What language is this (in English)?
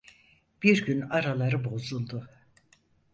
Turkish